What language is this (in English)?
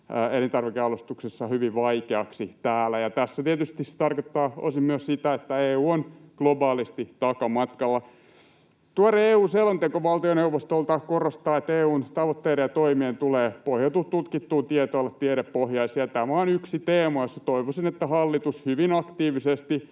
Finnish